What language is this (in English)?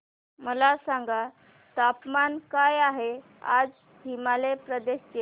Marathi